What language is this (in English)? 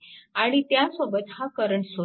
Marathi